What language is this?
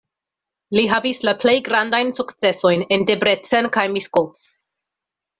Esperanto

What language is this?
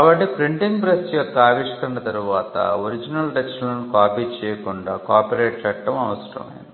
Telugu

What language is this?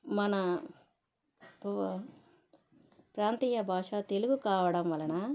Telugu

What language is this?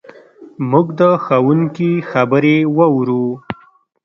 Pashto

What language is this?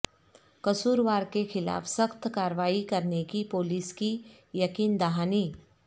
Urdu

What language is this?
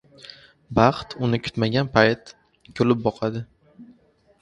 Uzbek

